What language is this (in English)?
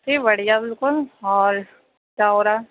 Urdu